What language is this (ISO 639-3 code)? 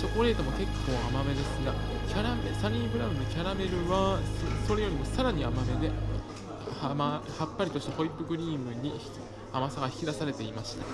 jpn